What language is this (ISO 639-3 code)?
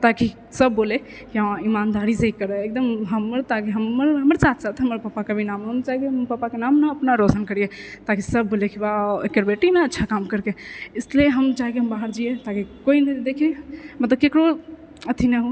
mai